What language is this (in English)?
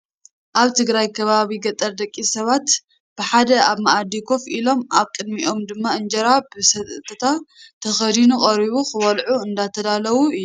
Tigrinya